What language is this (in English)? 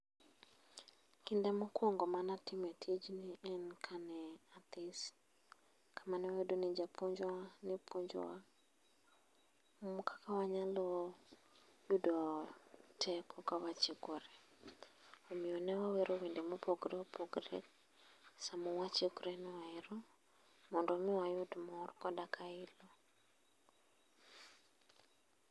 Luo (Kenya and Tanzania)